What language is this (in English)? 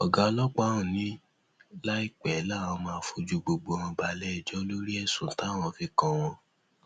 Yoruba